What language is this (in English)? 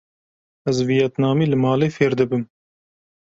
Kurdish